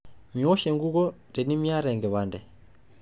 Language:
Masai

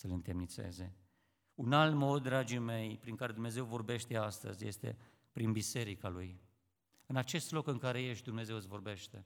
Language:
Romanian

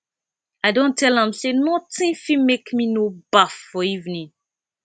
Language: Nigerian Pidgin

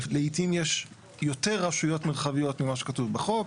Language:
Hebrew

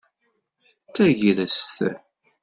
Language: Kabyle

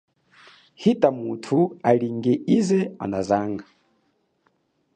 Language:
Chokwe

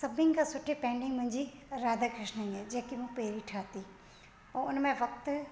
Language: Sindhi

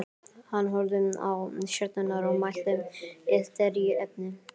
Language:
Icelandic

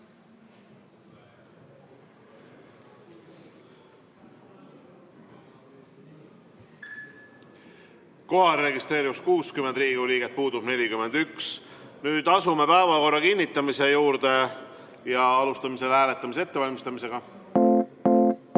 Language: Estonian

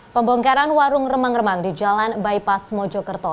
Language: Indonesian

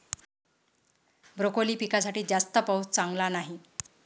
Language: Marathi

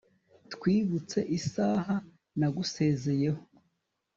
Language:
Kinyarwanda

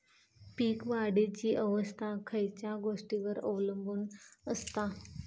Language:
Marathi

